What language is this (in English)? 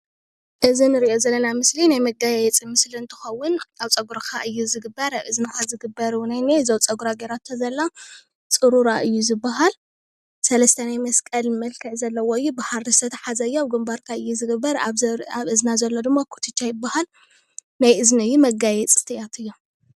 Tigrinya